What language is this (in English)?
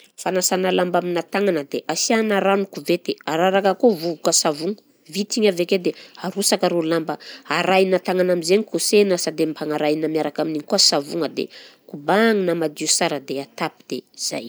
Southern Betsimisaraka Malagasy